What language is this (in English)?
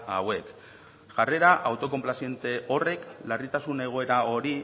Basque